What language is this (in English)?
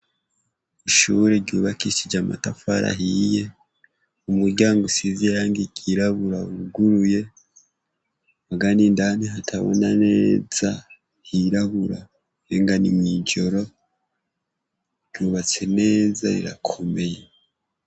Rundi